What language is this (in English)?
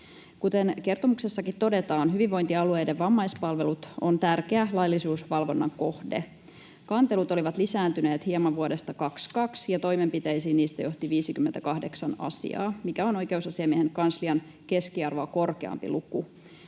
Finnish